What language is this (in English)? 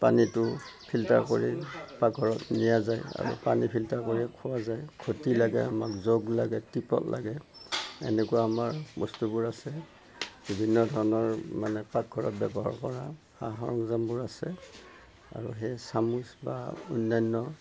Assamese